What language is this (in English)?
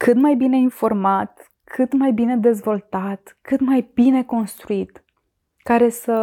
Romanian